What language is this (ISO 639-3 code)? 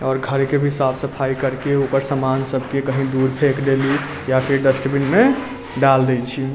mai